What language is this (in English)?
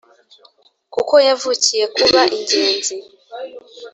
Kinyarwanda